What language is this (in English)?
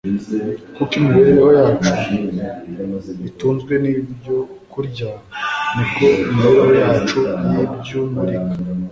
Kinyarwanda